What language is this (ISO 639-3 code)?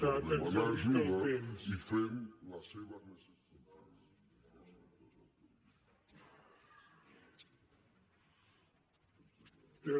cat